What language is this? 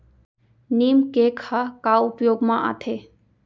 Chhattisgarhi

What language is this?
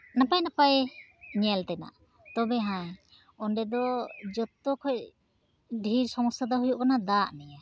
Santali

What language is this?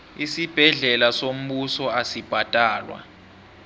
South Ndebele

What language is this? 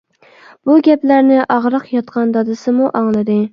Uyghur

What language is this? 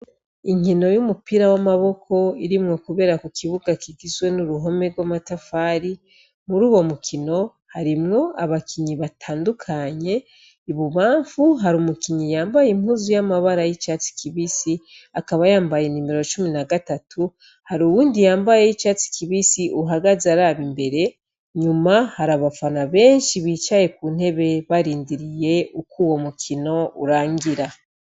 Rundi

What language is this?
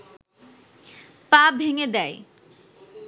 Bangla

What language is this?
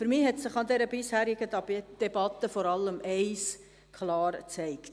Swiss German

